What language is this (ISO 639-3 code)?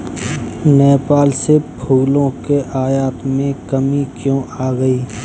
hin